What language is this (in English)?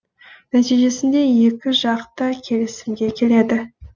Kazakh